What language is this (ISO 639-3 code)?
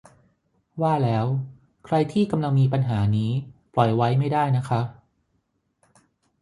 tha